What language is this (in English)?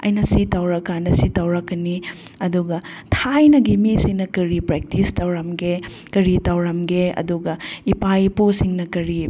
Manipuri